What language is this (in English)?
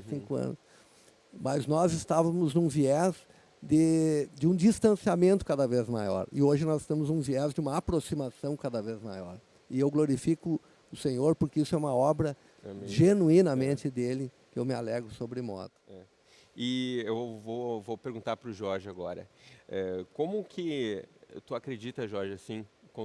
Portuguese